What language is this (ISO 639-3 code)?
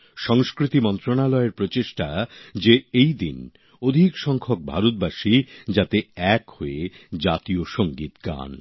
ben